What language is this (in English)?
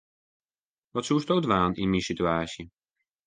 Western Frisian